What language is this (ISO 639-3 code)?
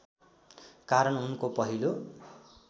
nep